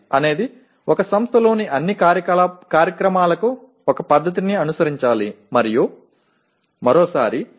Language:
Tamil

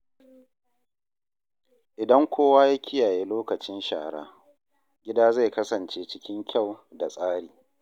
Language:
Hausa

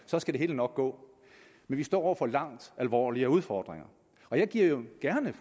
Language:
Danish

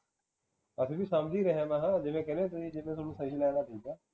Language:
Punjabi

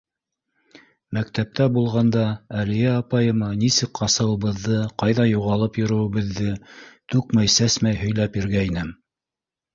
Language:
Bashkir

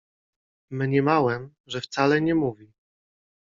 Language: Polish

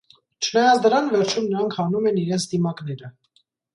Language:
Armenian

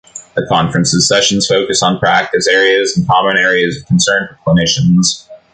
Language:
English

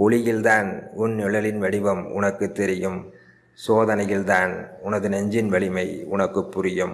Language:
Tamil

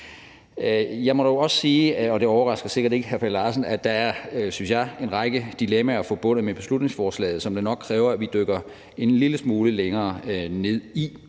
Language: Danish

